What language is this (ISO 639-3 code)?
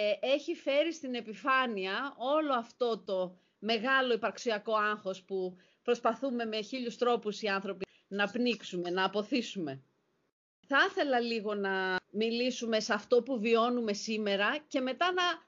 ell